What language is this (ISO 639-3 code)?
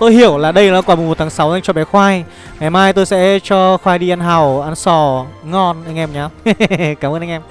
vie